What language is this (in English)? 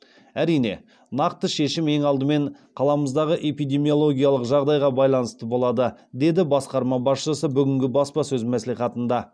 Kazakh